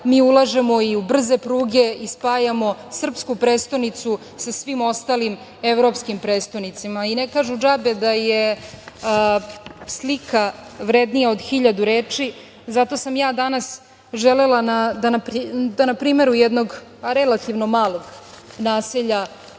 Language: Serbian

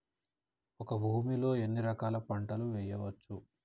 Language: Telugu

